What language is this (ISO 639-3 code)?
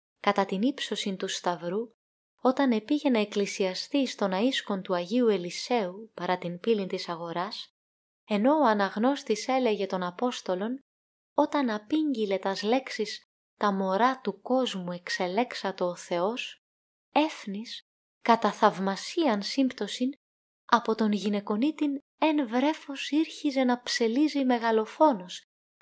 ell